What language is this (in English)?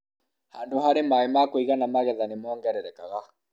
Kikuyu